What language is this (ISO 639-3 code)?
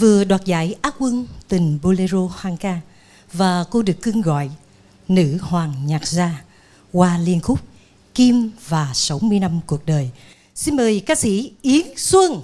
vie